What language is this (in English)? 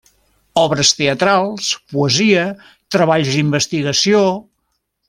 Catalan